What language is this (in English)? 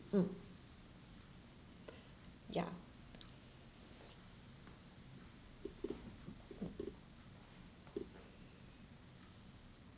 English